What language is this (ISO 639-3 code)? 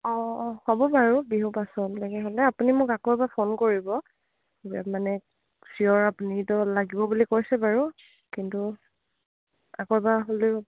asm